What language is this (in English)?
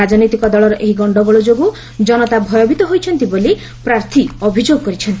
Odia